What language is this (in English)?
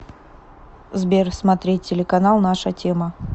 Russian